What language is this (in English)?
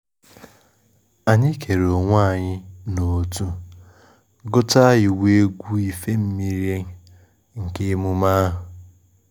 Igbo